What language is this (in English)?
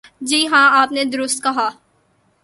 Urdu